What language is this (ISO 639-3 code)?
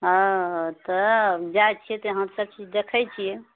mai